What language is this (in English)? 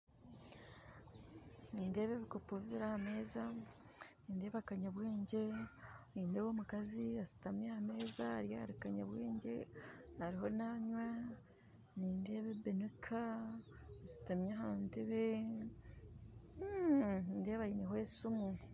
Nyankole